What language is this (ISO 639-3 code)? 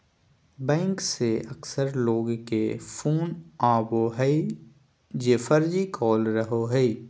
mag